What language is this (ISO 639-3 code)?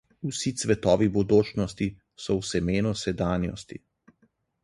slv